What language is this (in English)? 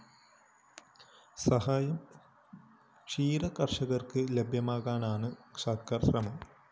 Malayalam